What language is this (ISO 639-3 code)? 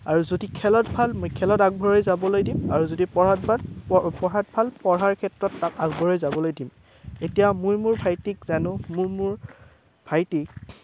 asm